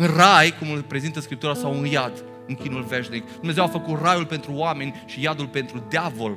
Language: Romanian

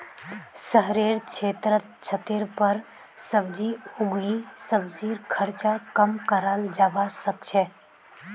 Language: Magahi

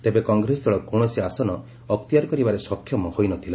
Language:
Odia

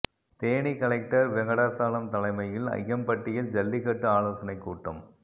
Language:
Tamil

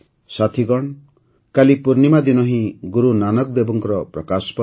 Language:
Odia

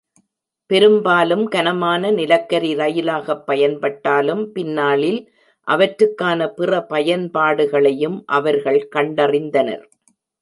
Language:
Tamil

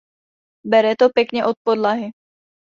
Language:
Czech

